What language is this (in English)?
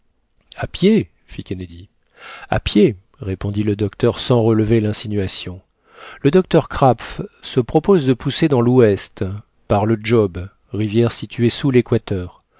French